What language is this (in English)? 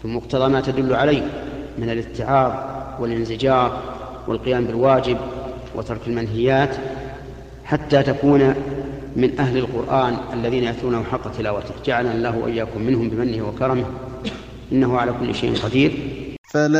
Arabic